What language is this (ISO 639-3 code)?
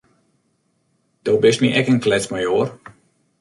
fry